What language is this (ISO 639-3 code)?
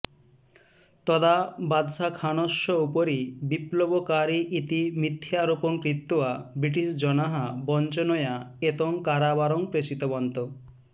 san